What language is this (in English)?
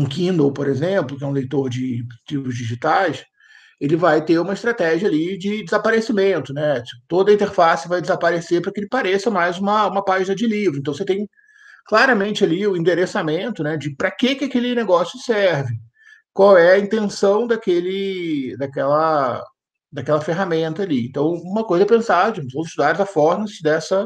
Portuguese